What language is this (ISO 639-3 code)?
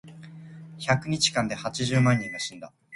jpn